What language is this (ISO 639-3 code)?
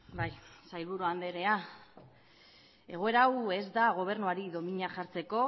eus